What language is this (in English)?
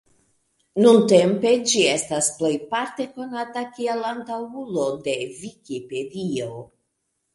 Esperanto